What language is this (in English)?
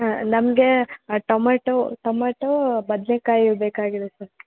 Kannada